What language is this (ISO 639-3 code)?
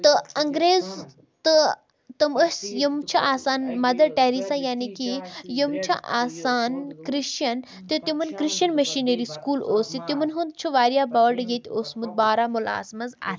kas